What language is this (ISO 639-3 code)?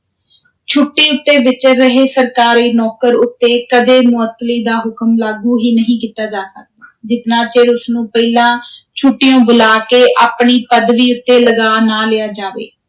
pan